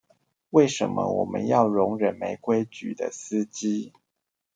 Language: Chinese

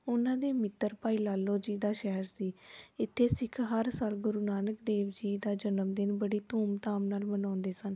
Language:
Punjabi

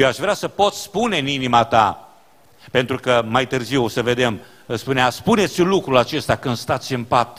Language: Romanian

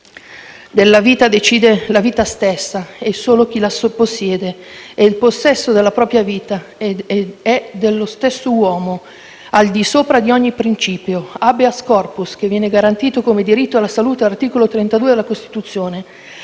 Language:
Italian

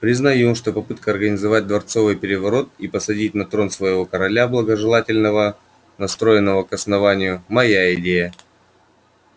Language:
Russian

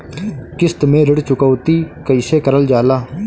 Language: Bhojpuri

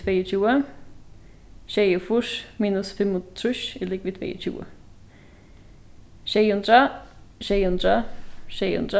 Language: Faroese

